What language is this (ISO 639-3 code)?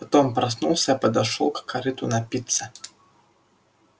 rus